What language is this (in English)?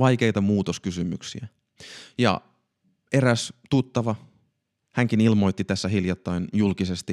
Finnish